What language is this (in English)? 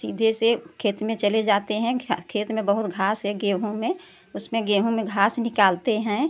Hindi